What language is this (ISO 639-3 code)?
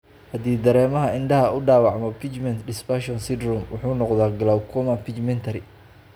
som